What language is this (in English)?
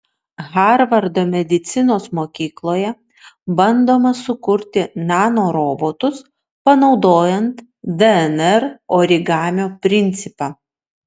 Lithuanian